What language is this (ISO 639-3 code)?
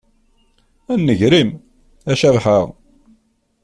kab